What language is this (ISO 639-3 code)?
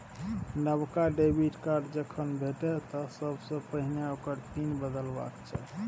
mai